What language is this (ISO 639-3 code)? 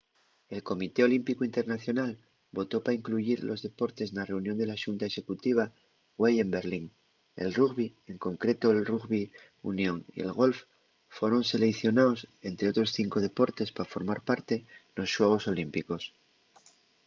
ast